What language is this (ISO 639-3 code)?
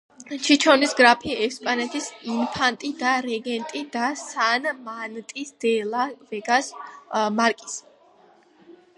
kat